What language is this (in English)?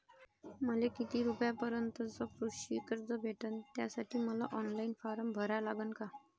Marathi